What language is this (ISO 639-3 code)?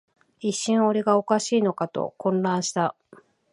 jpn